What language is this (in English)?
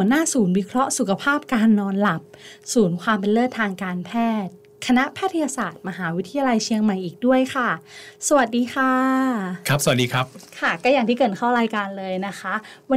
Thai